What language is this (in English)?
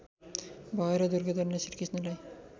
Nepali